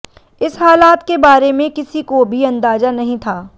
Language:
Hindi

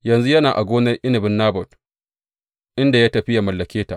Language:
Hausa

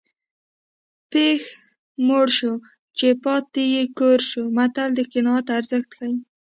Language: Pashto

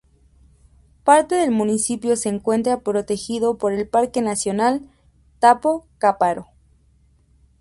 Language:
Spanish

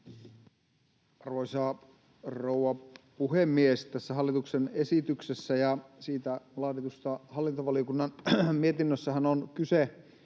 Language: Finnish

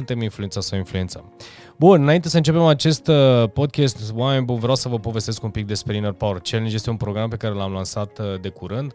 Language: Romanian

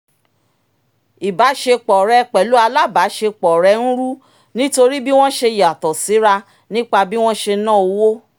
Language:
Yoruba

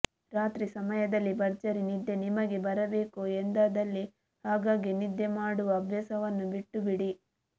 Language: Kannada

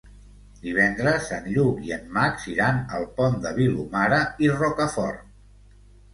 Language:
Catalan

